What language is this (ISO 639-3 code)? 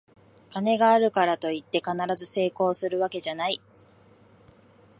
jpn